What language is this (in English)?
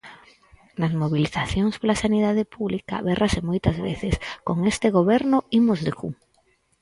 Galician